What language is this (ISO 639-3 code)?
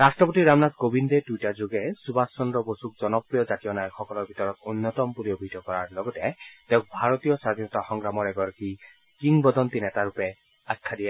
asm